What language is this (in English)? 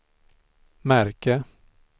Swedish